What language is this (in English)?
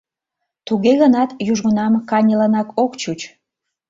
Mari